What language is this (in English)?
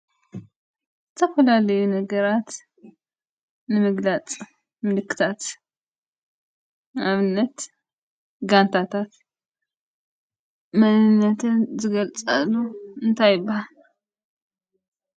Tigrinya